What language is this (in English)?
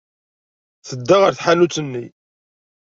Kabyle